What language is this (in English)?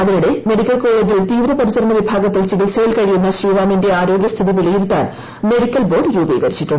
Malayalam